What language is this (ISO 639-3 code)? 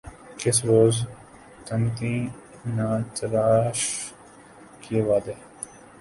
urd